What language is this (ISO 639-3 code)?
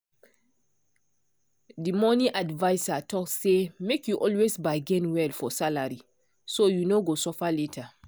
pcm